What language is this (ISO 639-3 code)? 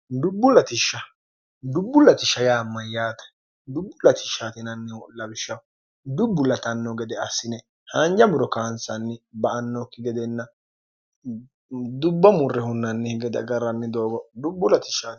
sid